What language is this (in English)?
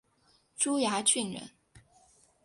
Chinese